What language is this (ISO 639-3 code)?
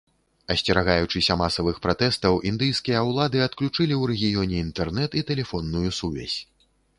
bel